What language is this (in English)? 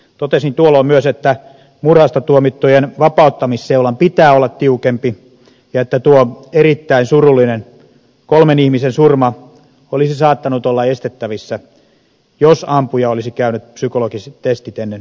Finnish